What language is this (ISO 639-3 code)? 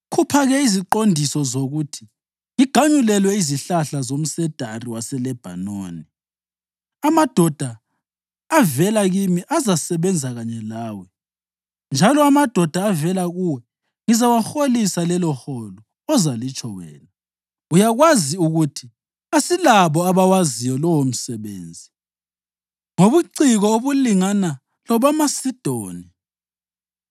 nde